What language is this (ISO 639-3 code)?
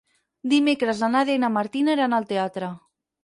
cat